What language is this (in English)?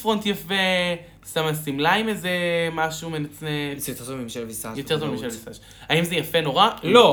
Hebrew